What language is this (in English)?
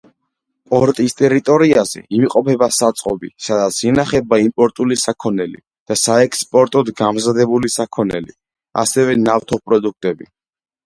Georgian